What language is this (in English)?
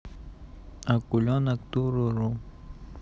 Russian